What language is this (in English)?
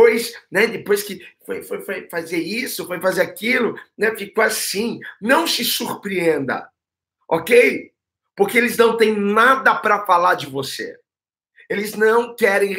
Portuguese